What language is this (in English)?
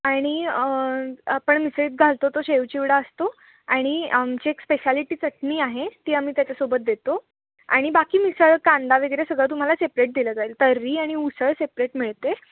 Marathi